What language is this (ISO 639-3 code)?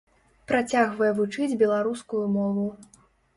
bel